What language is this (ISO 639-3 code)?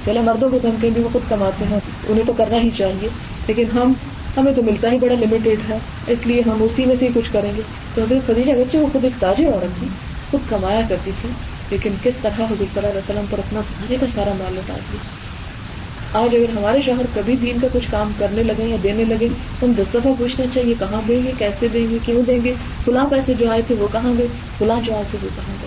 urd